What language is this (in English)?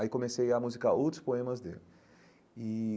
Portuguese